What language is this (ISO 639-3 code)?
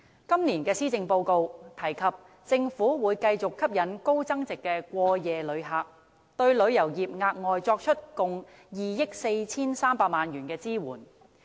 yue